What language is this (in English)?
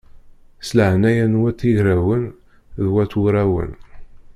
Kabyle